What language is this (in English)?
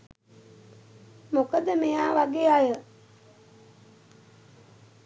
Sinhala